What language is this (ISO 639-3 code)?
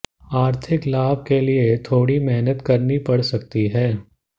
hin